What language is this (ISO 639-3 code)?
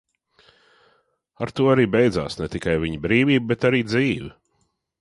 lav